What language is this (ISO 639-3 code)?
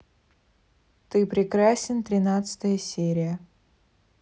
rus